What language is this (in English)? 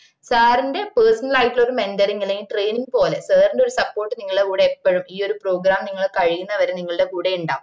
Malayalam